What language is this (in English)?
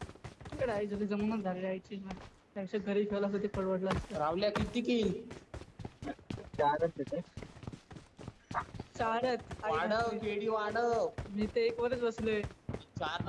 English